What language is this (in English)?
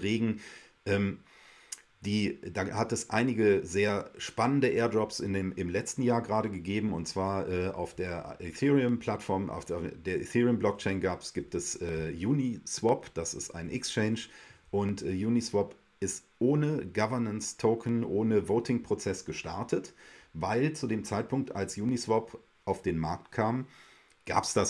German